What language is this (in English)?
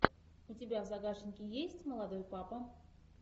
Russian